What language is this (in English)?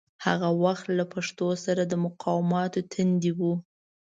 Pashto